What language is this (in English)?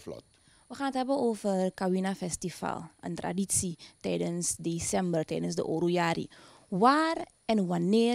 Dutch